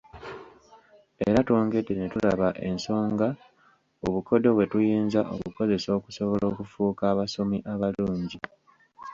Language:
Ganda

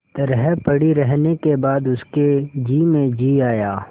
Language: Hindi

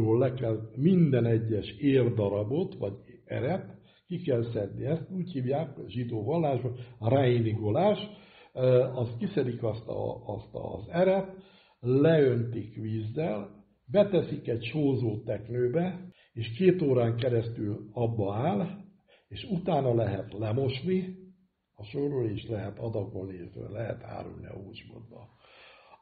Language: Hungarian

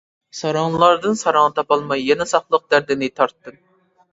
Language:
Uyghur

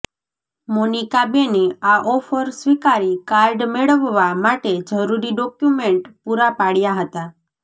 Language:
Gujarati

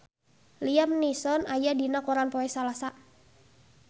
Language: Sundanese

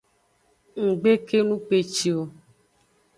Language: Aja (Benin)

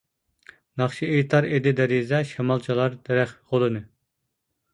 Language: Uyghur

